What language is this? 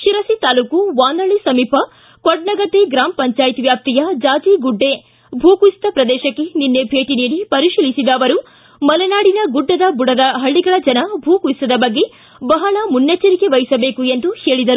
Kannada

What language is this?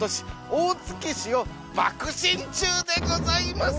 Japanese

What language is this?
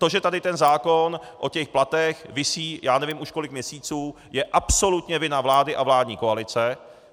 Czech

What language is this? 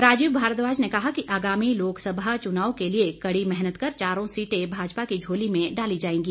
Hindi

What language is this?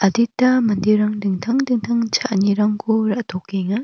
Garo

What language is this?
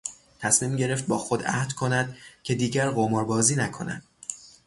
Persian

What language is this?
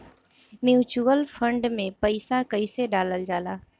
Bhojpuri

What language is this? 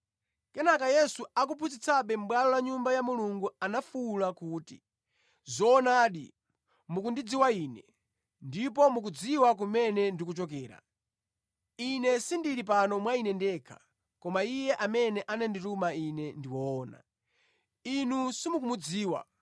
Nyanja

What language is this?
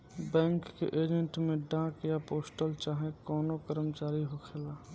Bhojpuri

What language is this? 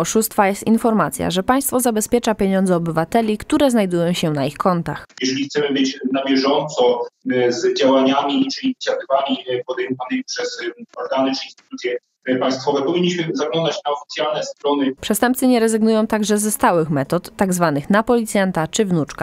Polish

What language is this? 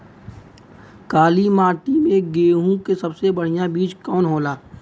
Bhojpuri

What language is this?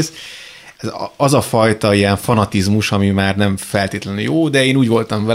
Hungarian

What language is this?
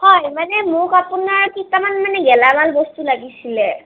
Assamese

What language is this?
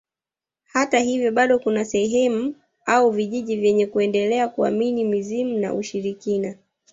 Swahili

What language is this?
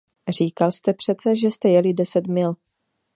Czech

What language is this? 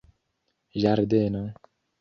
Esperanto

